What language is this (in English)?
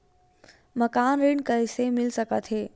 Chhattisgarhi